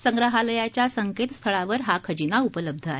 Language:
Marathi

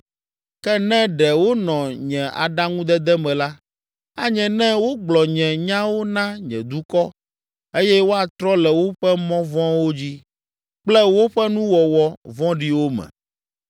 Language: Ewe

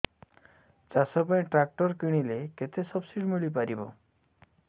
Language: Odia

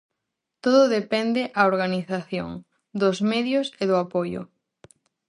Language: Galician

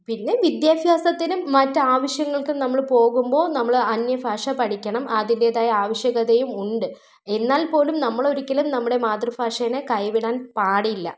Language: Malayalam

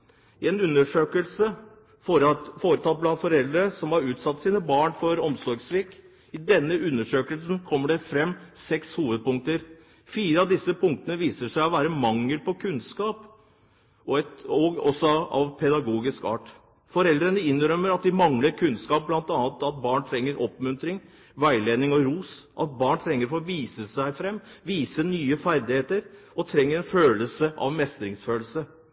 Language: Norwegian Bokmål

